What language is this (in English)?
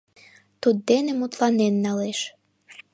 Mari